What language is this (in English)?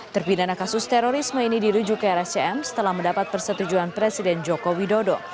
Indonesian